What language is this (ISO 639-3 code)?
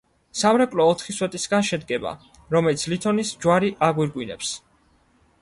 kat